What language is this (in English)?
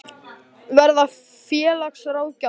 Icelandic